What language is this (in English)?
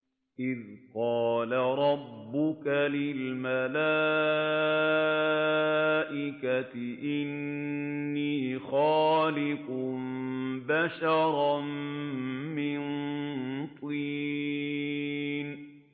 Arabic